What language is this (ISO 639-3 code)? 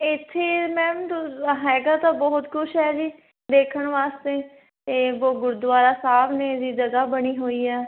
pan